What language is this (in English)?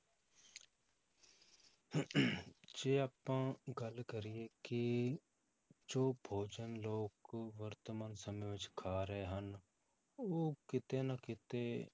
Punjabi